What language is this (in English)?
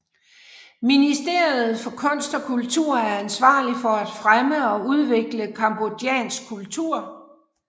Danish